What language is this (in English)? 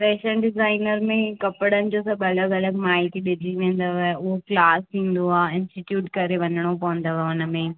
Sindhi